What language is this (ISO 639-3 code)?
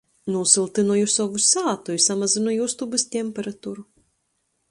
ltg